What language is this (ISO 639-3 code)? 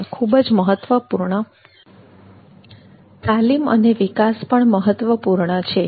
guj